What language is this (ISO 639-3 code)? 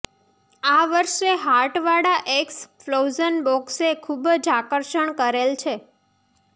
guj